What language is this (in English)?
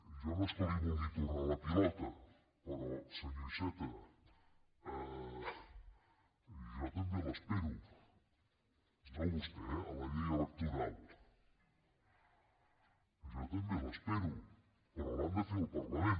Catalan